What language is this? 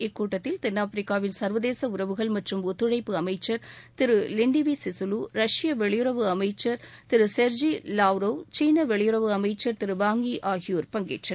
Tamil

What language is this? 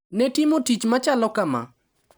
Luo (Kenya and Tanzania)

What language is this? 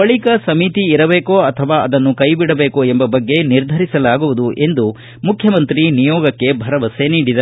Kannada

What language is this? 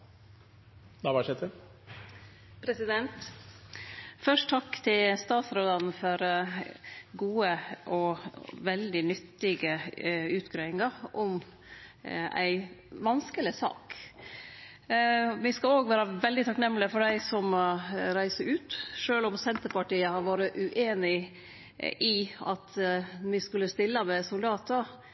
Norwegian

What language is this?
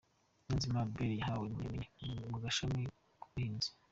Kinyarwanda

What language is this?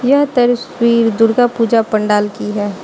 Hindi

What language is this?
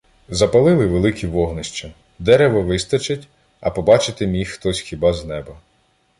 Ukrainian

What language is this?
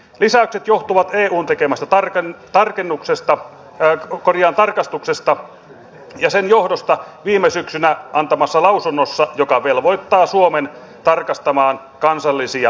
Finnish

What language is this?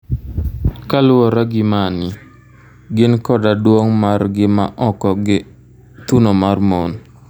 Luo (Kenya and Tanzania)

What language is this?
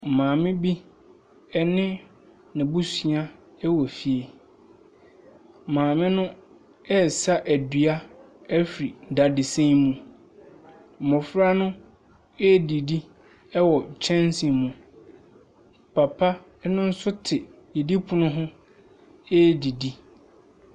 Akan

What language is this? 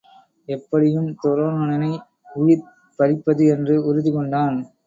Tamil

